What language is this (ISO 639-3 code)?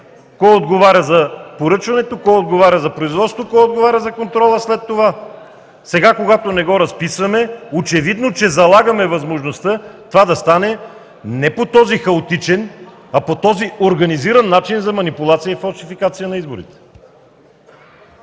bul